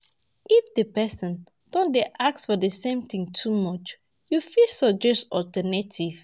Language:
Nigerian Pidgin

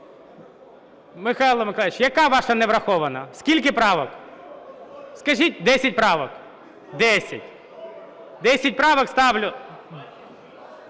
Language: Ukrainian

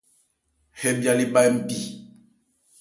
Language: Ebrié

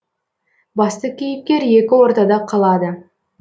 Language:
Kazakh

